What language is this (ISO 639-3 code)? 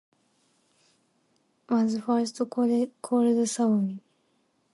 eng